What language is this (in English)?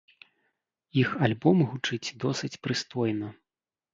Belarusian